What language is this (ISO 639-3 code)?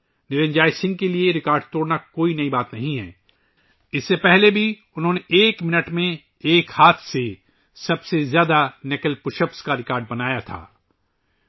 urd